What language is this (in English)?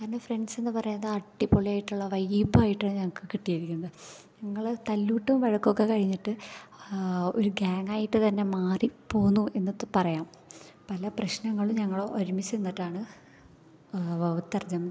Malayalam